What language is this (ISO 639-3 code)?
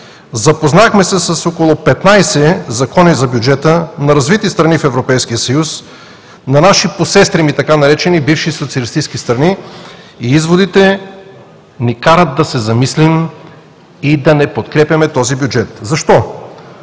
bul